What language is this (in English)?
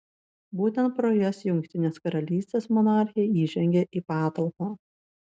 Lithuanian